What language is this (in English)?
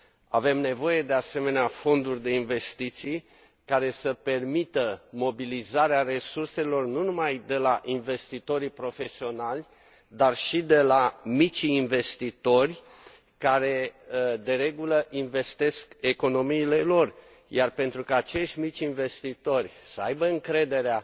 Romanian